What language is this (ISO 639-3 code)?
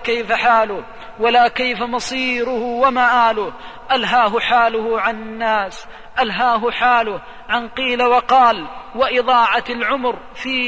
ara